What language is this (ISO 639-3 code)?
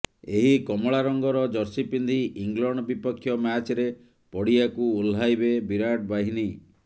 ori